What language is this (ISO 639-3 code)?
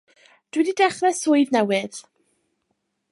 cym